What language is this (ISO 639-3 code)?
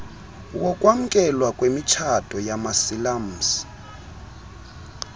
xho